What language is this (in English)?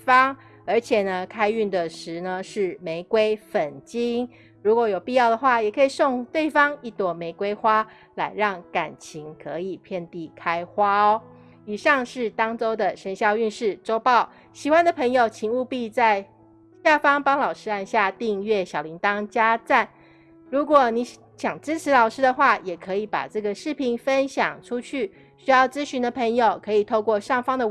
Chinese